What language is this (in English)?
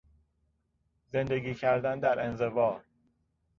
Persian